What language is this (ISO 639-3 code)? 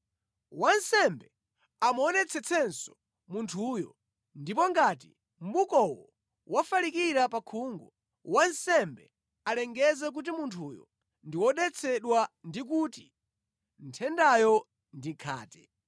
nya